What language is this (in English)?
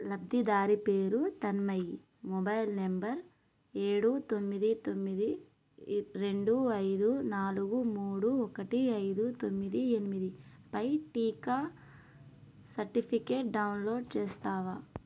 Telugu